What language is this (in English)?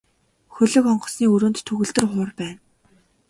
Mongolian